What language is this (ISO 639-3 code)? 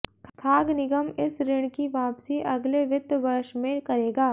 hin